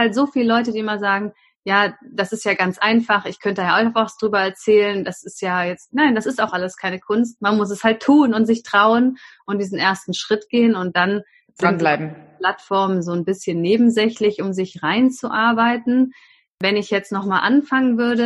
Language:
German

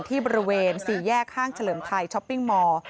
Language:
Thai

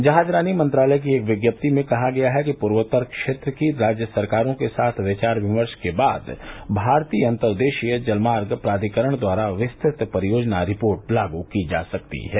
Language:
Hindi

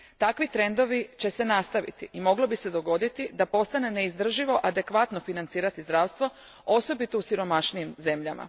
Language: Croatian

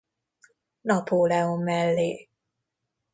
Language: Hungarian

